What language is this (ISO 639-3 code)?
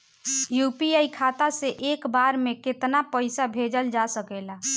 bho